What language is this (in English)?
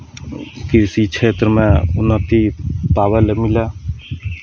Maithili